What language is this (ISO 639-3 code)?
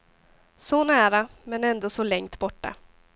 swe